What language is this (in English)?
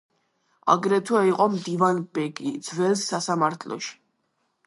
Georgian